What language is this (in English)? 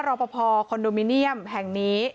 Thai